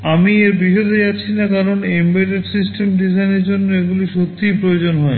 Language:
Bangla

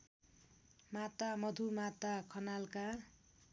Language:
Nepali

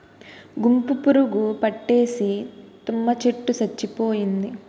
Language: Telugu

